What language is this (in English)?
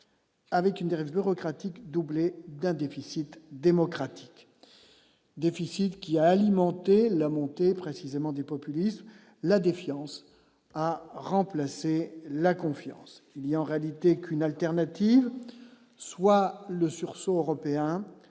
French